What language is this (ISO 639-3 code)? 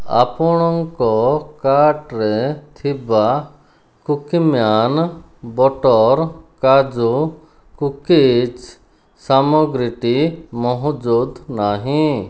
ori